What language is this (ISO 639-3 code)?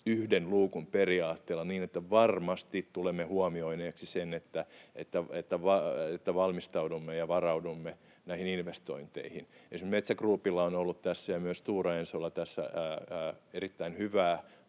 fin